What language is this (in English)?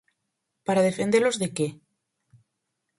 Galician